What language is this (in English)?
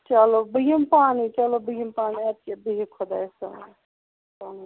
Kashmiri